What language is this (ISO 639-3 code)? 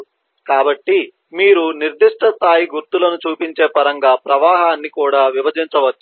tel